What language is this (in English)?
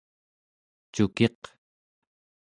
Central Yupik